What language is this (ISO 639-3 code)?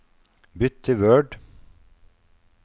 nor